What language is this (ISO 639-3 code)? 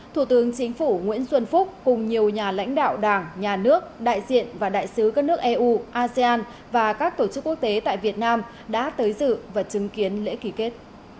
vie